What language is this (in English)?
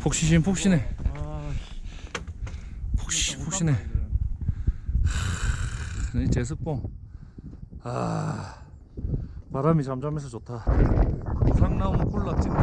Korean